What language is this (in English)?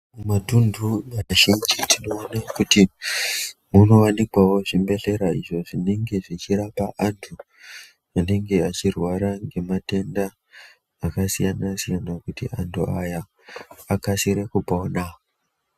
Ndau